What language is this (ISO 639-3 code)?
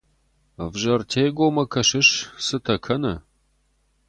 oss